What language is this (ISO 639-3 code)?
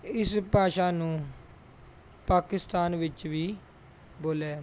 pan